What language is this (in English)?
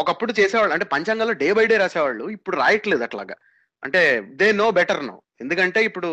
Telugu